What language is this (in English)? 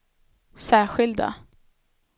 Swedish